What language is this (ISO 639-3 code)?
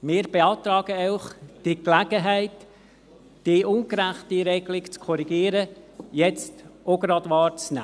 gsw